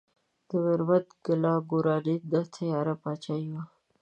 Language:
Pashto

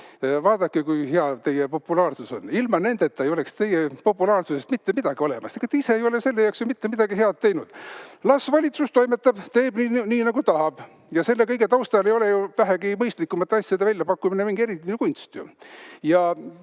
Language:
Estonian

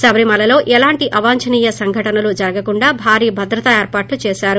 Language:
Telugu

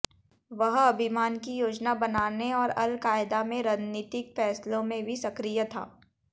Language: Hindi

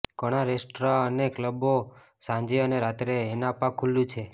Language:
Gujarati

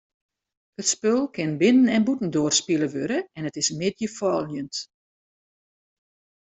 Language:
Western Frisian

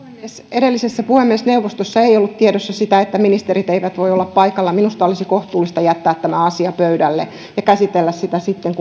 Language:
Finnish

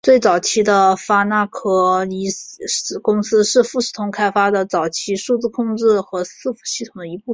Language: Chinese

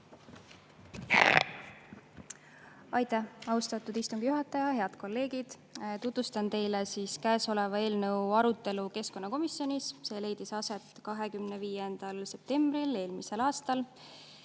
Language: Estonian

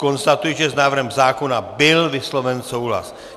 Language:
Czech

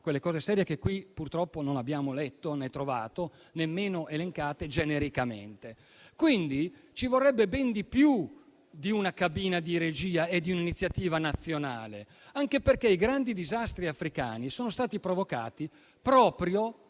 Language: Italian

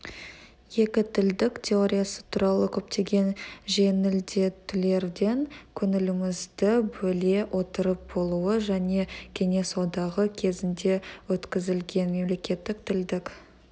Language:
Kazakh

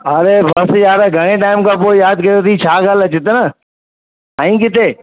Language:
Sindhi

